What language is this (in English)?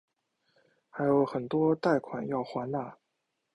Chinese